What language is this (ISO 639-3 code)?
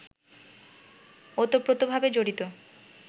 ben